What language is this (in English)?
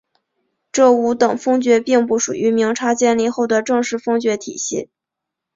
Chinese